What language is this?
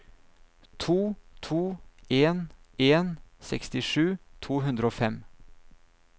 Norwegian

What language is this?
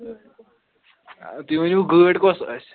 Kashmiri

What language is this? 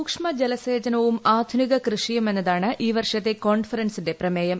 Malayalam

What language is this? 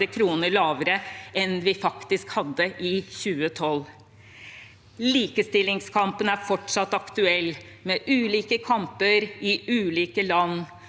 Norwegian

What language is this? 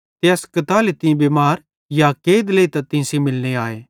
Bhadrawahi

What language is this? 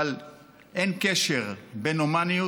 Hebrew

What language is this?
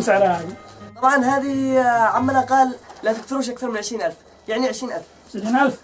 Arabic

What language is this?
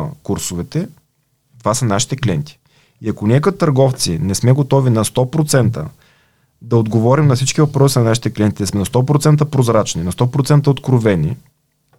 Bulgarian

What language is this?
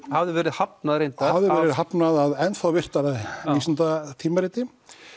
Icelandic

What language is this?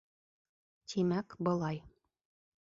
Bashkir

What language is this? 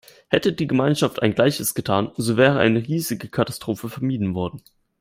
German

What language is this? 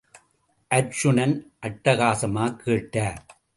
Tamil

